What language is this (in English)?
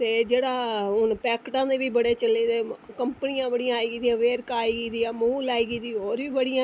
Dogri